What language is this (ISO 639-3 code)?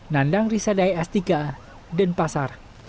ind